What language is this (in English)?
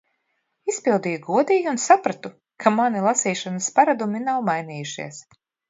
Latvian